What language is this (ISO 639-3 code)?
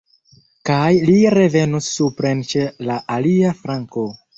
epo